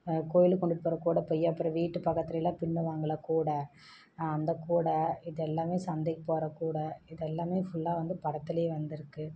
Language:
Tamil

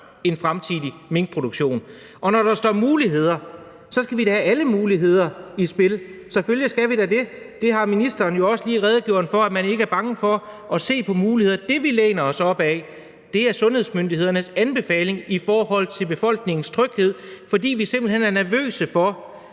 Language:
Danish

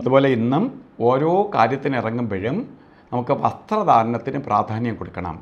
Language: Norwegian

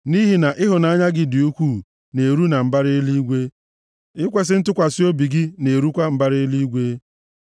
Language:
Igbo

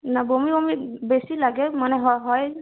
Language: Bangla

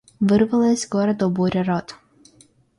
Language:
Russian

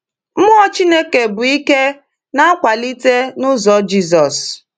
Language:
Igbo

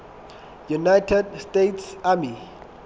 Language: Southern Sotho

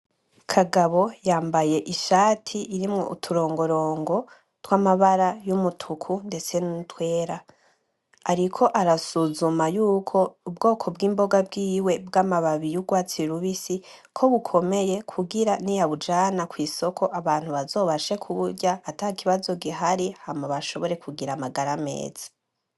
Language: Rundi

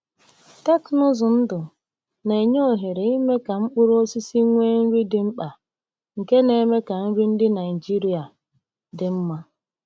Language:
Igbo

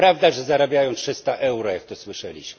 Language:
Polish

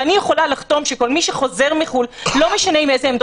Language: Hebrew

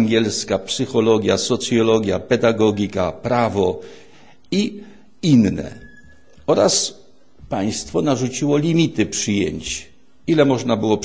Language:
Polish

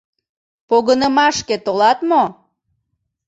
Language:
Mari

